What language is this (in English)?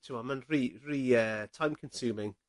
Welsh